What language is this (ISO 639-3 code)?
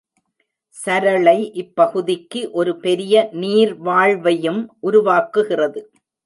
tam